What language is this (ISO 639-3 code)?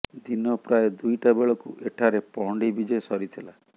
ori